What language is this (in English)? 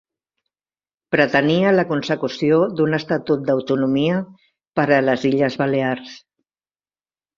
Catalan